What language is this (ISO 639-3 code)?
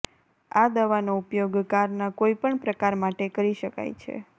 guj